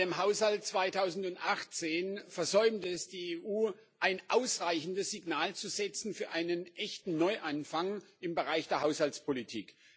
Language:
German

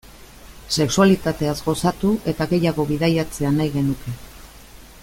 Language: Basque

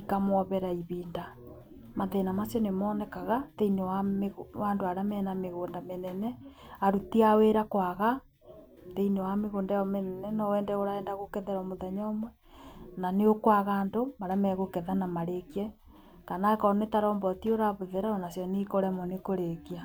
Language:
Kikuyu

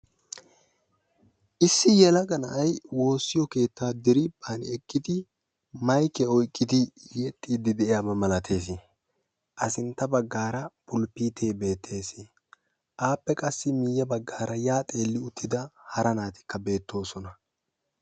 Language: Wolaytta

